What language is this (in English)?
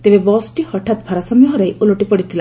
Odia